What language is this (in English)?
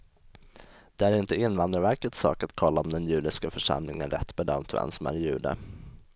Swedish